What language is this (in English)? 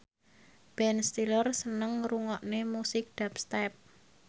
Javanese